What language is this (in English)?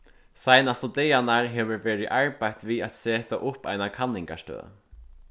Faroese